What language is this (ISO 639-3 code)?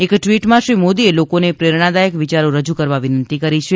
guj